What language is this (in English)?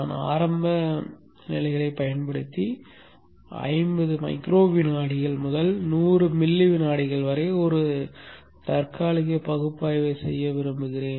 Tamil